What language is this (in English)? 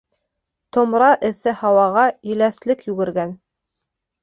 Bashkir